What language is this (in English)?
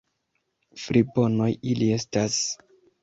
Esperanto